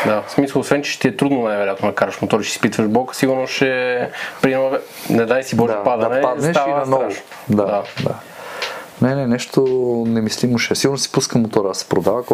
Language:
Bulgarian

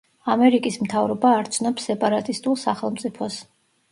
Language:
Georgian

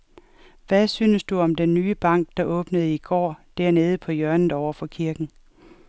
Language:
Danish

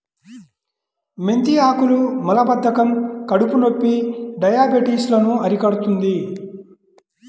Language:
Telugu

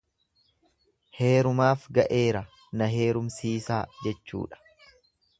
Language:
Oromo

